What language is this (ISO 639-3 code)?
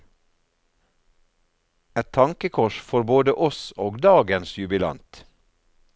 nor